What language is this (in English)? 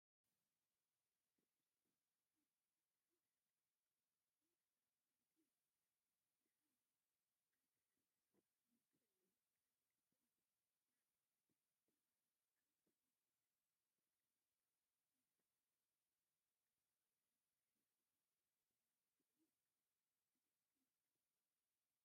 Tigrinya